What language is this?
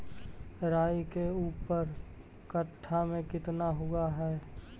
Magahi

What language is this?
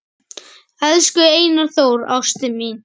Icelandic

